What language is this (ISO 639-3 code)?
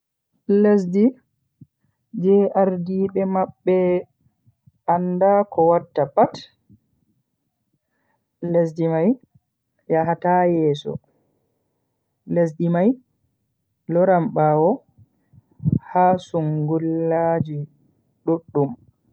fui